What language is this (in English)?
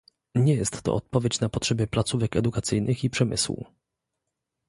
Polish